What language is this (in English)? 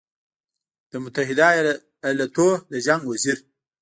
Pashto